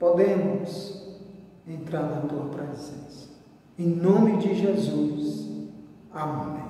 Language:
Portuguese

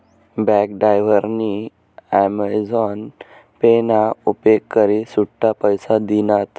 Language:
Marathi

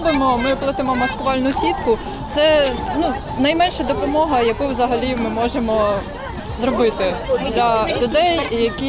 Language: Ukrainian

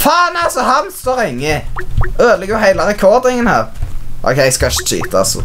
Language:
Norwegian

